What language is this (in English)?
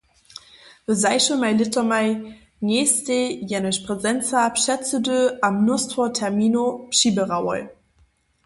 Upper Sorbian